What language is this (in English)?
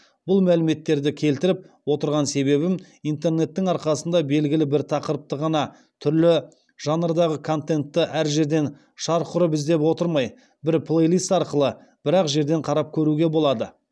Kazakh